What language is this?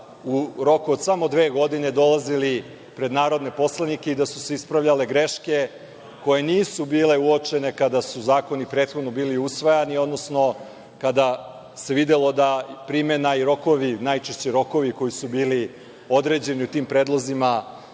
Serbian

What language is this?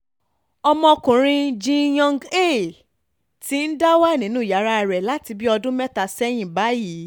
Yoruba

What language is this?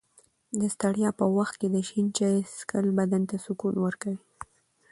Pashto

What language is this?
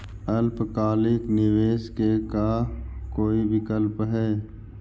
Magahi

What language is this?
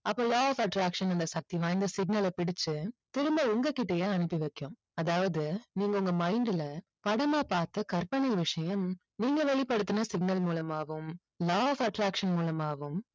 Tamil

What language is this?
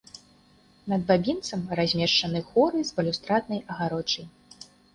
Belarusian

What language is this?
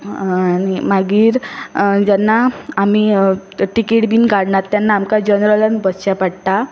Konkani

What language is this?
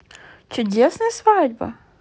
Russian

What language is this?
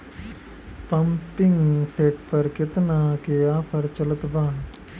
Bhojpuri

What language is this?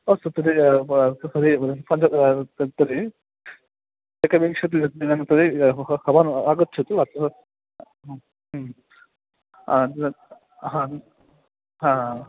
Sanskrit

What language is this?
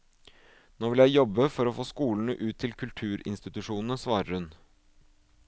Norwegian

